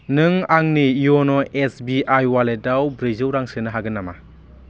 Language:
Bodo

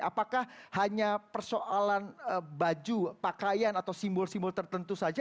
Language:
Indonesian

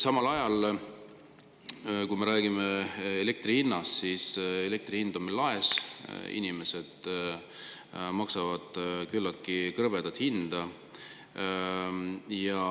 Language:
Estonian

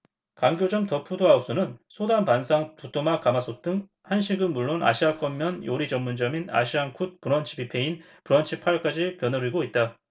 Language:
Korean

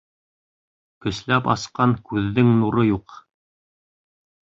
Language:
Bashkir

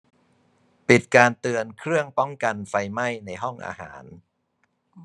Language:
Thai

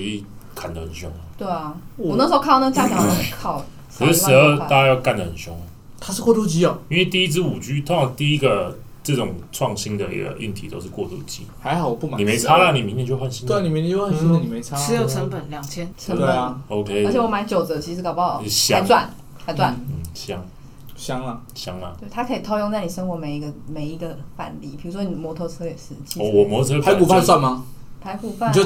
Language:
Chinese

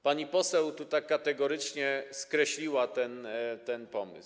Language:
Polish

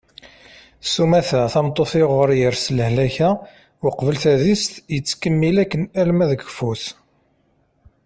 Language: Kabyle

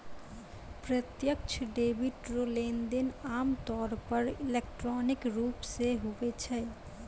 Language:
Maithili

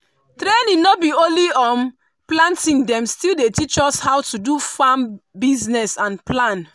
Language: Nigerian Pidgin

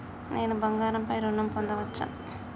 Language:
Telugu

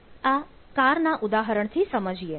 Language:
Gujarati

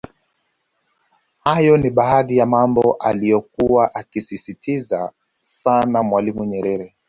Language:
Swahili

